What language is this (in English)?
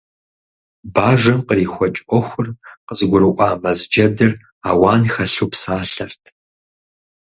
Kabardian